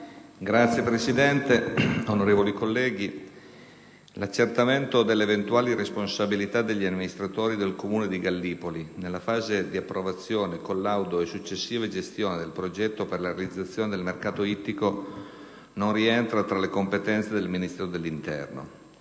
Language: Italian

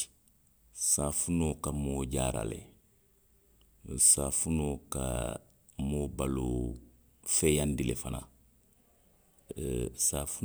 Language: Western Maninkakan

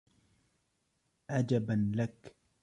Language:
Arabic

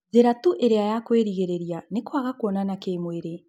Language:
Kikuyu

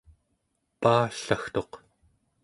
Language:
Central Yupik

